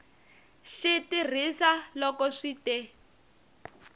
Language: Tsonga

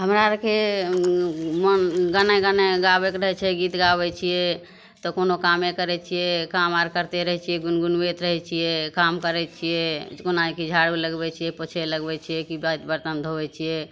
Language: Maithili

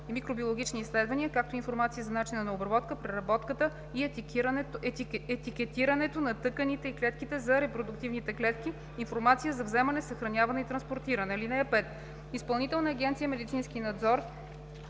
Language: Bulgarian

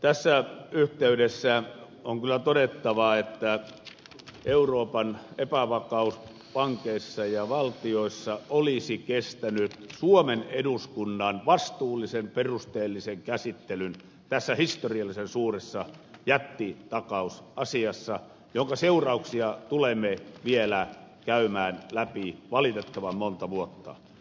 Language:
Finnish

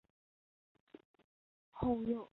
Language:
Chinese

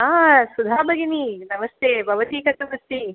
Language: Sanskrit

